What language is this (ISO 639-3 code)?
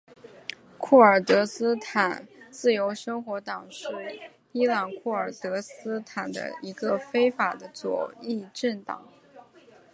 zho